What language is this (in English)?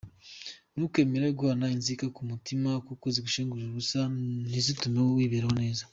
Kinyarwanda